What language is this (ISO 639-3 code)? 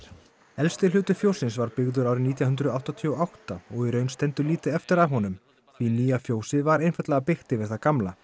isl